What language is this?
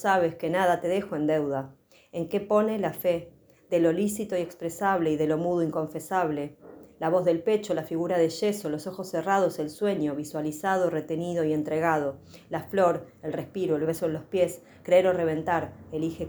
Spanish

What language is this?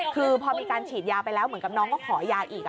Thai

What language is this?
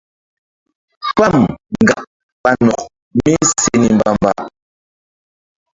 Mbum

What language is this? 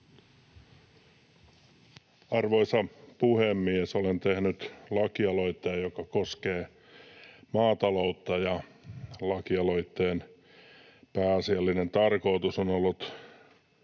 Finnish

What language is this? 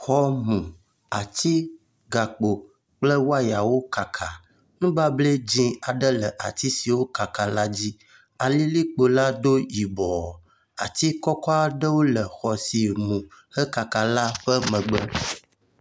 Ewe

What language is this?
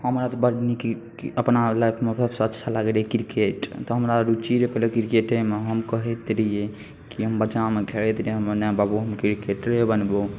Maithili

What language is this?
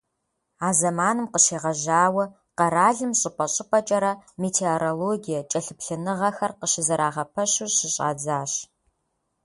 Kabardian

